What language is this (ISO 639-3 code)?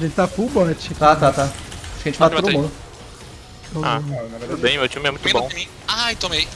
por